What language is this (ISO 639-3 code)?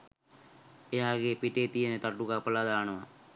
sin